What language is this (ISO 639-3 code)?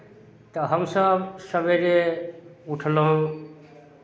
mai